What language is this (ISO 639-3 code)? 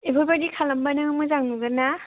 brx